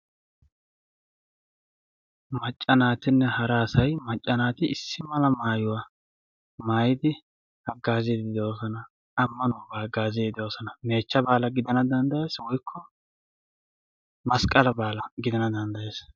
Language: Wolaytta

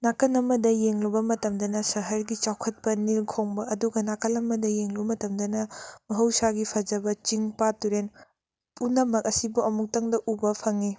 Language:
Manipuri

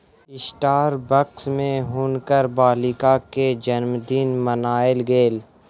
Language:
Maithili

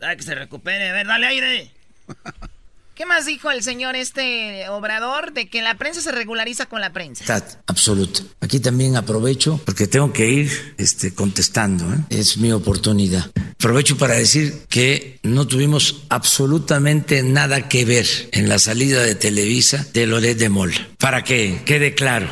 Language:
Spanish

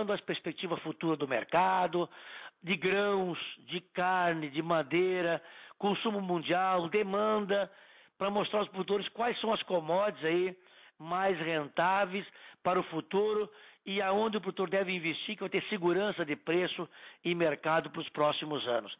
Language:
Portuguese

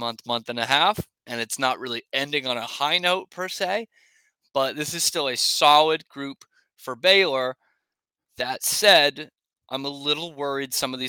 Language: English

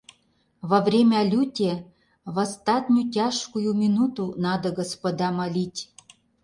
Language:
Mari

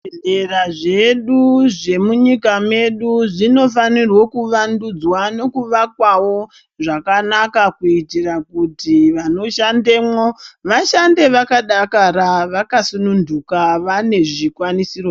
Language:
Ndau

